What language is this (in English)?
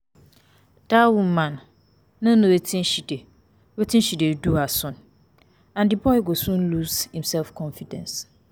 Nigerian Pidgin